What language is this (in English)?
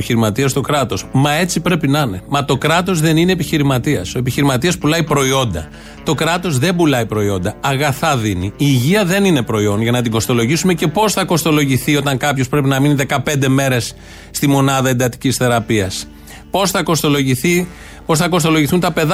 Greek